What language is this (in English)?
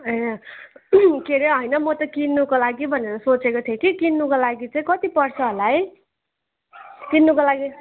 Nepali